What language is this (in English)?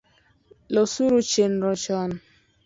Luo (Kenya and Tanzania)